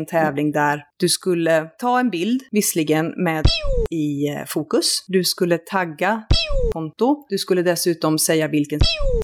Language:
Swedish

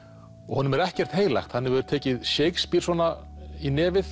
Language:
Icelandic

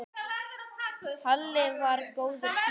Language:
Icelandic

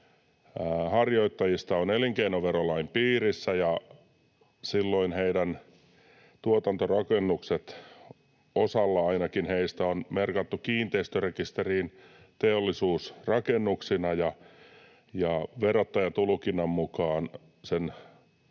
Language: Finnish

